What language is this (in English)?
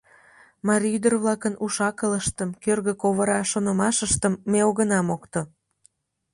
Mari